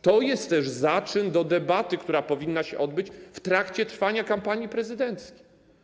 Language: Polish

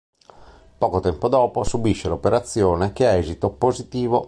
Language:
Italian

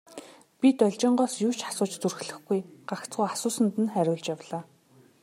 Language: Mongolian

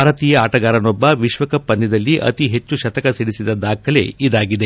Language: Kannada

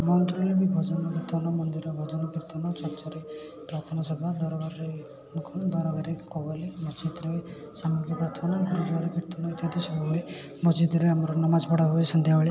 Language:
Odia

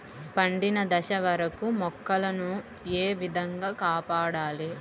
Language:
Telugu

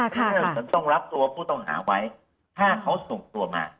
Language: Thai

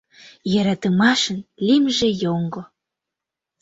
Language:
Mari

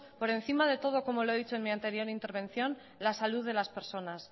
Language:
Spanish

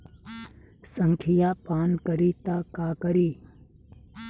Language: Bhojpuri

